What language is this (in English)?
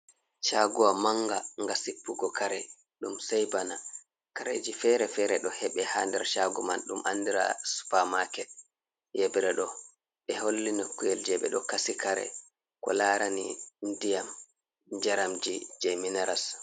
Fula